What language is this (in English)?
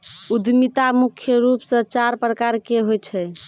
Maithili